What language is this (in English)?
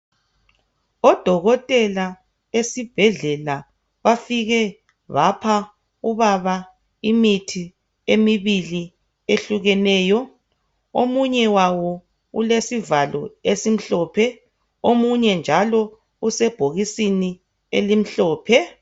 North Ndebele